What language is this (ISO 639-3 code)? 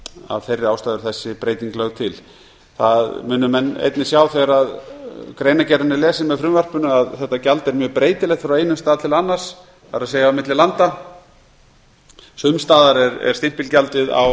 isl